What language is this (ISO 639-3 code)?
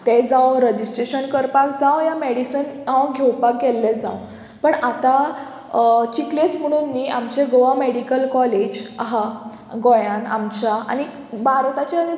kok